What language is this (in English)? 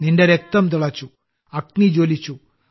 Malayalam